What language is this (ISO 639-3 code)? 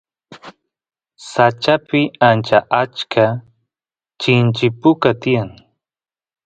qus